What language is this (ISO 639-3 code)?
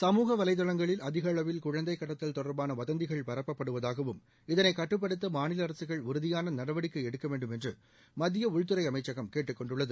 tam